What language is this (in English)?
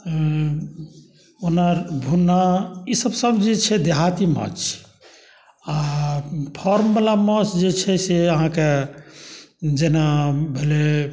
Maithili